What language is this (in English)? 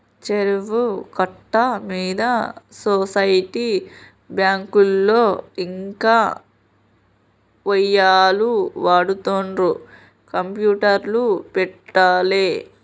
Telugu